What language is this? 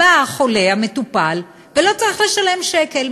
Hebrew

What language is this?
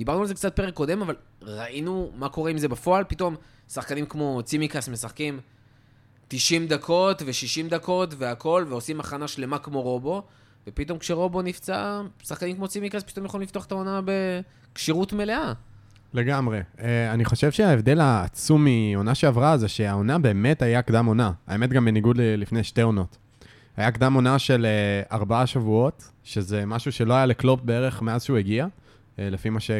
Hebrew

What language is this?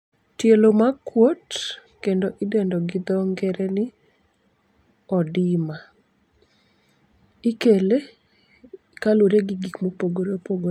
Luo (Kenya and Tanzania)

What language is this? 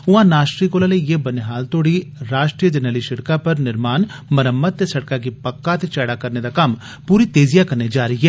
Dogri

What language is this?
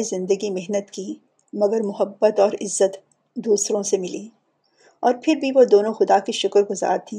Urdu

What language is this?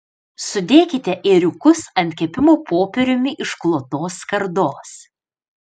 Lithuanian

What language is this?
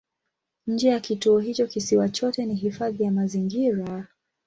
Swahili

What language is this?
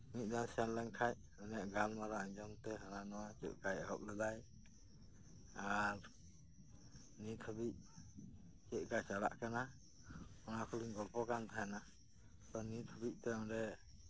Santali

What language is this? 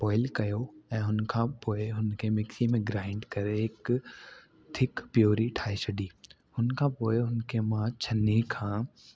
Sindhi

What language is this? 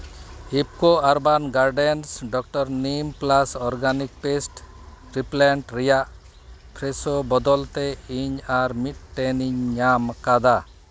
Santali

